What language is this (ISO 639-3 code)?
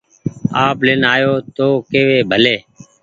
gig